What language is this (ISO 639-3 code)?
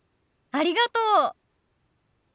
jpn